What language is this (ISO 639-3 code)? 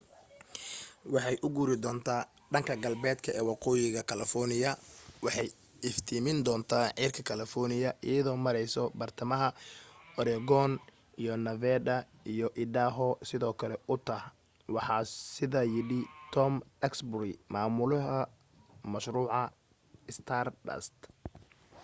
som